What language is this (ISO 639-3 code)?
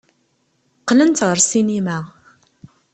kab